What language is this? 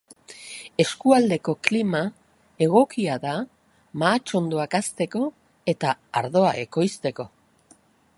Basque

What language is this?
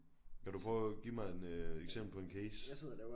Danish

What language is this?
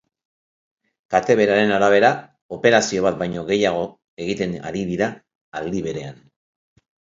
Basque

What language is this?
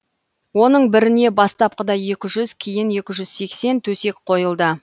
Kazakh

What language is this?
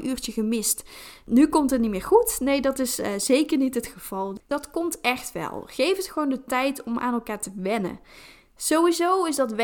Dutch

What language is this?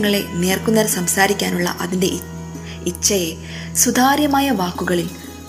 Malayalam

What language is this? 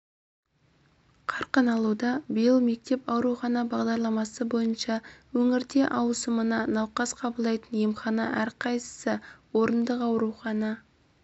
Kazakh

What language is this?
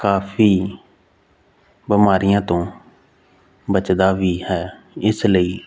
Punjabi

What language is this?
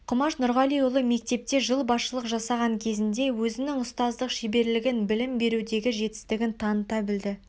Kazakh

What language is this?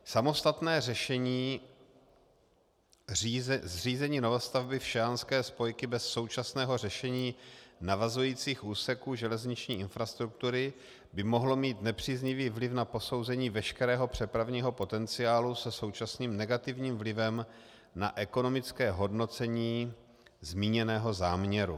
Czech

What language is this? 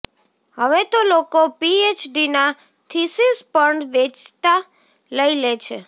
Gujarati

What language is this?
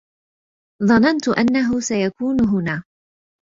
Arabic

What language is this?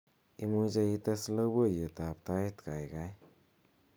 Kalenjin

